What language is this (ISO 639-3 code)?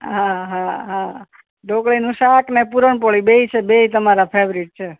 guj